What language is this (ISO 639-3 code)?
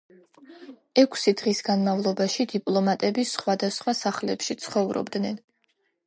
kat